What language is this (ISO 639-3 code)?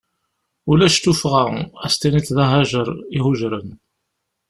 kab